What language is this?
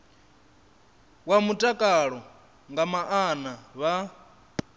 Venda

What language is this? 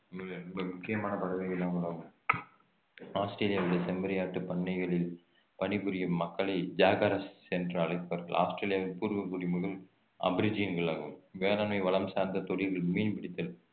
Tamil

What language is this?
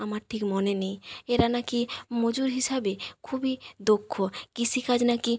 Bangla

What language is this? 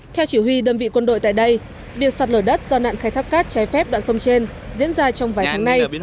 Vietnamese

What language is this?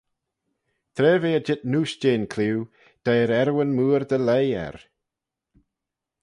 Manx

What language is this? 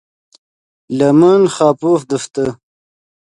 Yidgha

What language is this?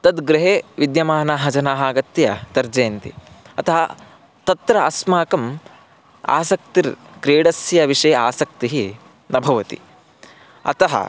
Sanskrit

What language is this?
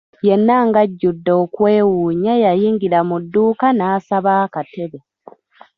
Ganda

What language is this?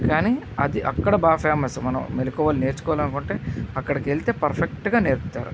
Telugu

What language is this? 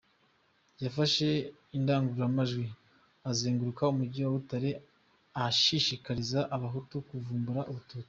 Kinyarwanda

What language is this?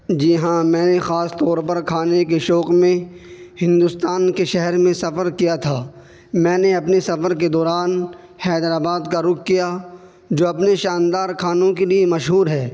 Urdu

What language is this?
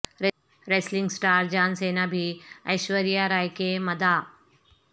Urdu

